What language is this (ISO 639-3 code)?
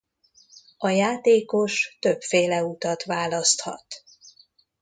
hun